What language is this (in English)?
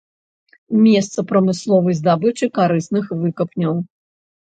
Belarusian